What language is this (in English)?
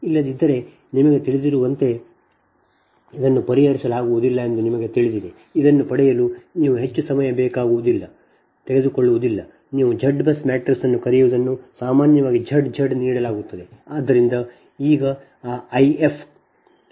Kannada